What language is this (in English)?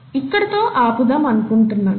Telugu